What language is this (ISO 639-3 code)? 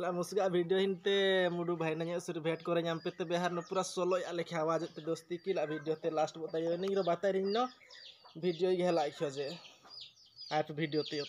ind